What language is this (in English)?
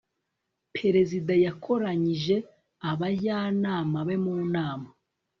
Kinyarwanda